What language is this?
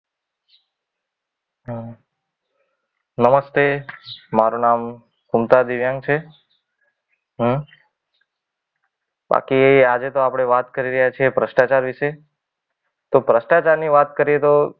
Gujarati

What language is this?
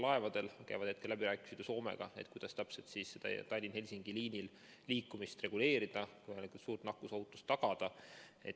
Estonian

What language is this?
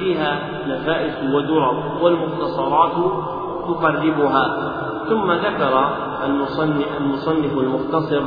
Arabic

